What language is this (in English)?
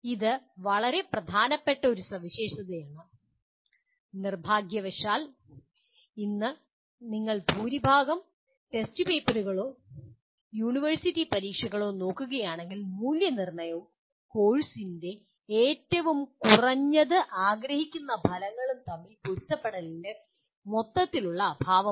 Malayalam